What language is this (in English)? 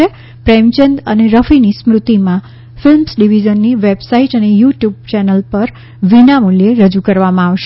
Gujarati